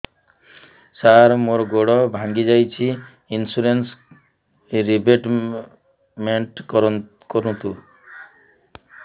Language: Odia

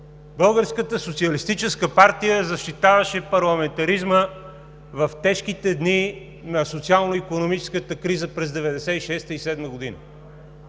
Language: Bulgarian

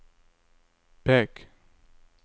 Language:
Norwegian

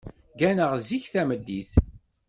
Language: Kabyle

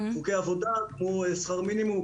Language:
Hebrew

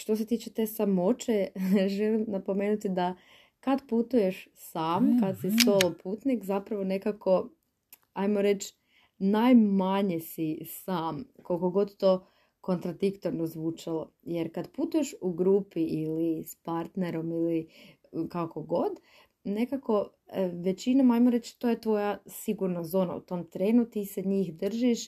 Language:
Croatian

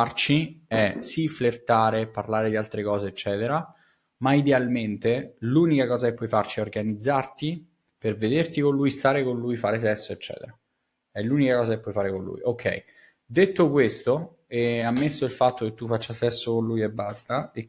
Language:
Italian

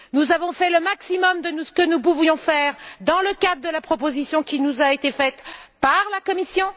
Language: French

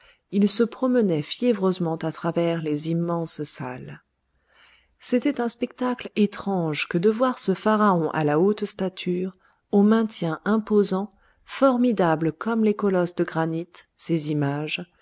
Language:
French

